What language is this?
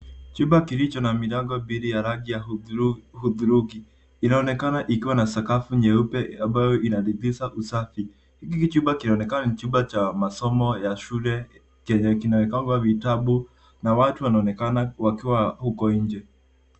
Swahili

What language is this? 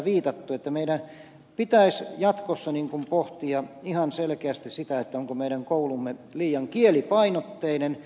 Finnish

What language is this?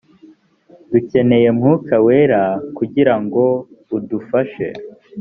Kinyarwanda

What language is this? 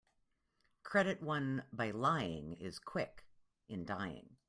English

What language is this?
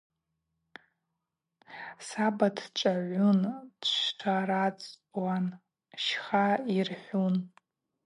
Abaza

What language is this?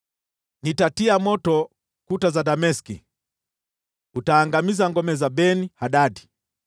Swahili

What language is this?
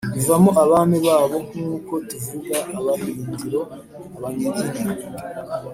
Kinyarwanda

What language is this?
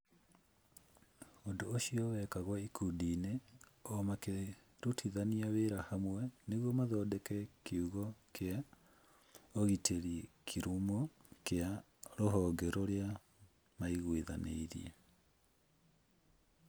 Kikuyu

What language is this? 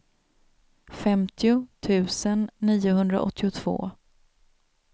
Swedish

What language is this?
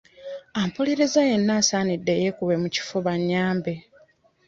Ganda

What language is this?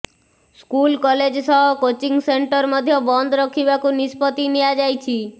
Odia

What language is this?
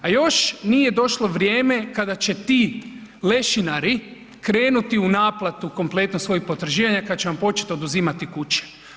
Croatian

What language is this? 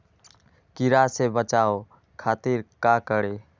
Magahi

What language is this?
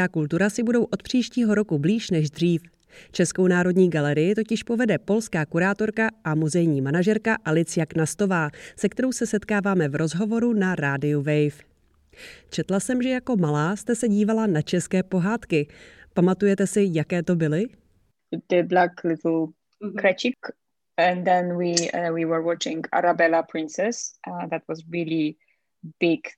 Czech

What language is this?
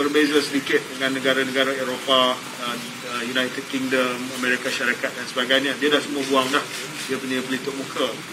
Malay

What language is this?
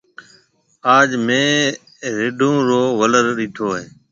Marwari (Pakistan)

